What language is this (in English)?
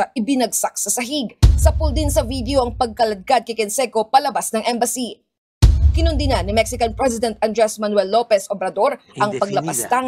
Filipino